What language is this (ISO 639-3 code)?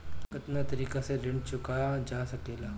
bho